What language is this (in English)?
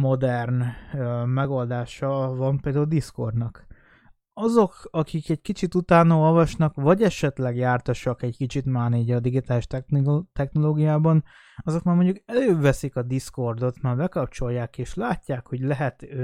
Hungarian